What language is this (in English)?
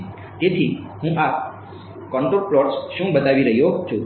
Gujarati